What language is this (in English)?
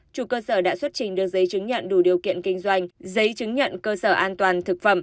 Vietnamese